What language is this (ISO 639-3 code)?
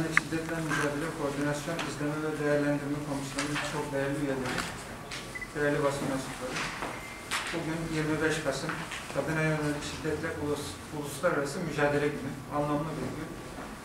tur